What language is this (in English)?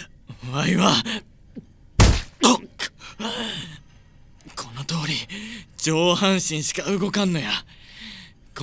Japanese